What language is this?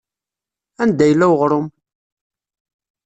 Kabyle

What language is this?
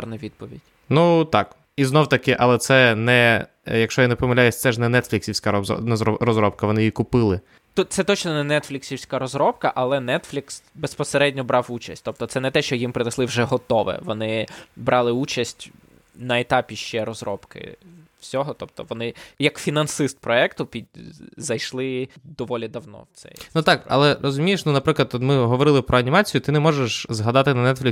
Ukrainian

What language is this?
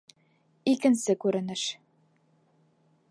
Bashkir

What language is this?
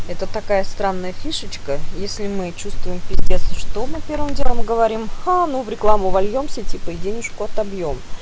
Russian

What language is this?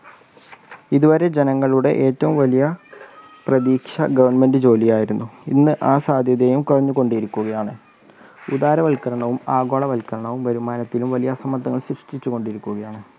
Malayalam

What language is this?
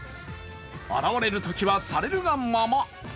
Japanese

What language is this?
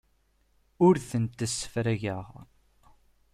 Kabyle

